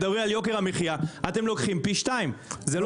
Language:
Hebrew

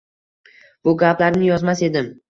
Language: Uzbek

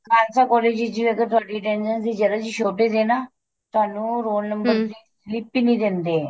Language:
Punjabi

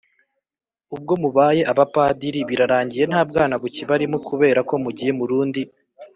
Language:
Kinyarwanda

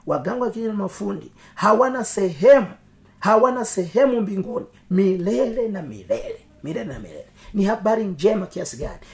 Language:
Swahili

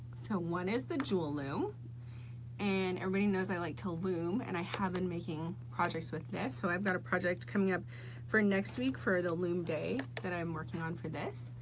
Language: English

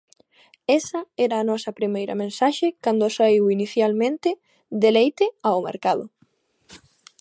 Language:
Galician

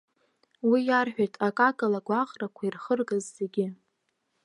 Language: Abkhazian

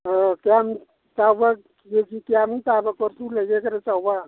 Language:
Manipuri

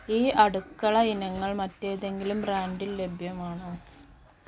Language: Malayalam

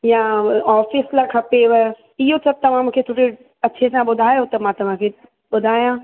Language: Sindhi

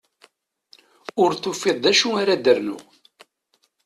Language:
Kabyle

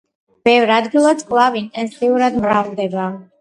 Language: Georgian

